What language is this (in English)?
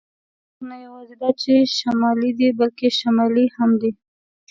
Pashto